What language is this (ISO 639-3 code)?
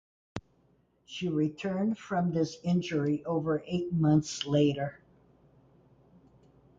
eng